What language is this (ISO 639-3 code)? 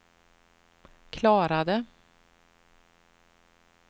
swe